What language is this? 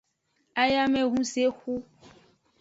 Aja (Benin)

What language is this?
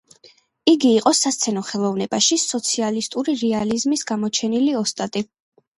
Georgian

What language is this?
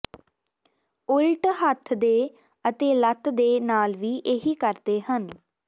Punjabi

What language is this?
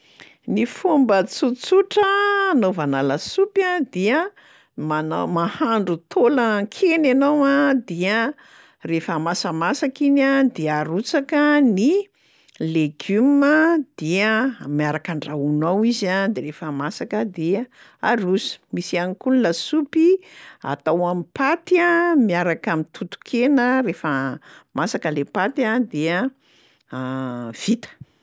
Malagasy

